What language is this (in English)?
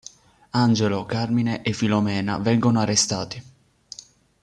Italian